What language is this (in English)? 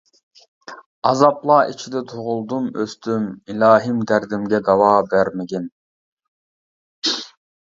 Uyghur